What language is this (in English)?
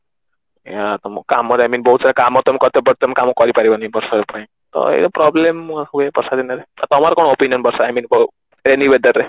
Odia